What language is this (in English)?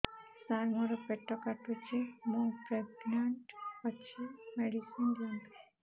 Odia